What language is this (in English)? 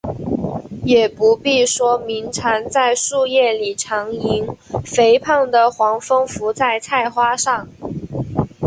Chinese